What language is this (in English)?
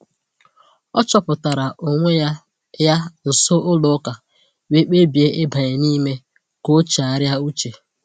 Igbo